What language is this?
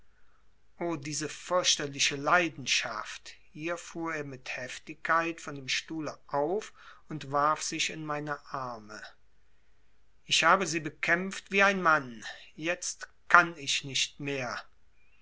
German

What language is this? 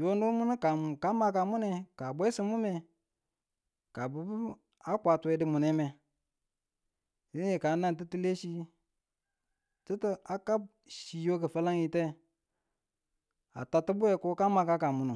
Tula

